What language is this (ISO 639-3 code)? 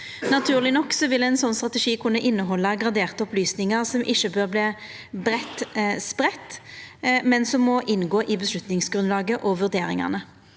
nor